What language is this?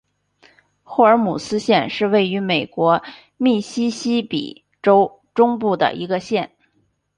Chinese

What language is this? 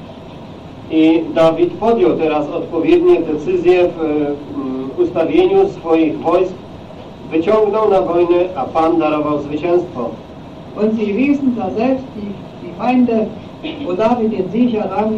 Polish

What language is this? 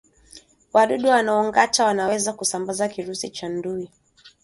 Swahili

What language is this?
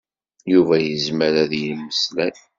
Kabyle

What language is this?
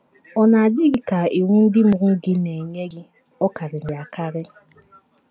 Igbo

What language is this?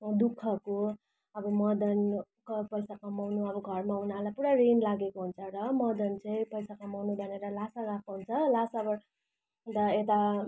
Nepali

